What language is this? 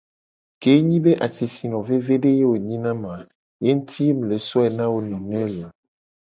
Gen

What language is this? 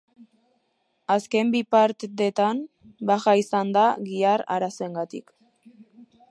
Basque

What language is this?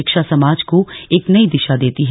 Hindi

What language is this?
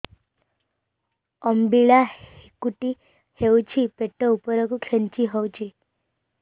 Odia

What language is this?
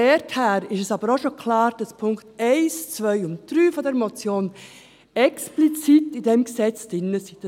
Swiss German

